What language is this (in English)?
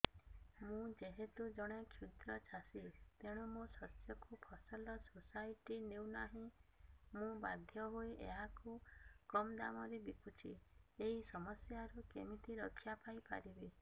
Odia